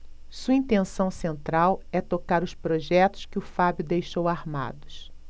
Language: Portuguese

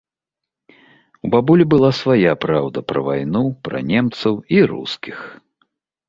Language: Belarusian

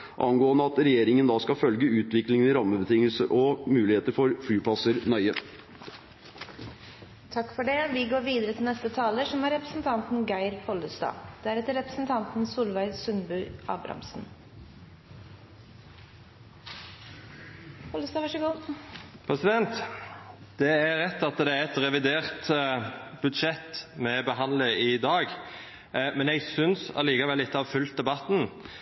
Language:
Norwegian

